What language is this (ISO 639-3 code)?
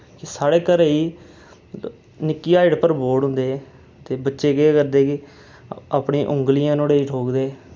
doi